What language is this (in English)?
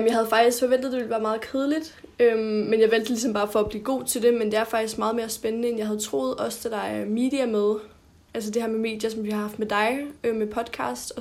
Danish